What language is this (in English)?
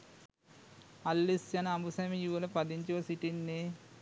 Sinhala